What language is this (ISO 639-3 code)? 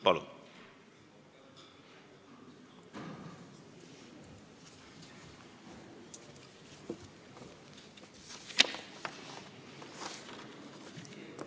est